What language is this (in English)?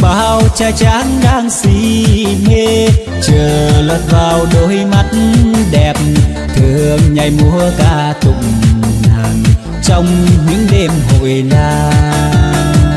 Vietnamese